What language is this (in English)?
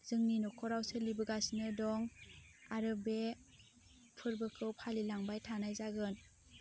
Bodo